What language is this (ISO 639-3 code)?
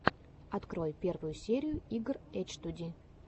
rus